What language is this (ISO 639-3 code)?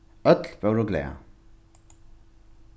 fao